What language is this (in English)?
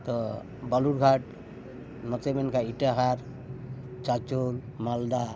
Santali